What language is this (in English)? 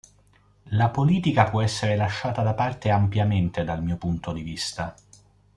Italian